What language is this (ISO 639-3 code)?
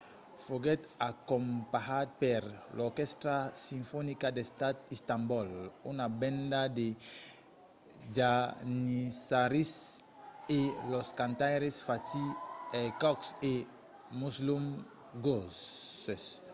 oci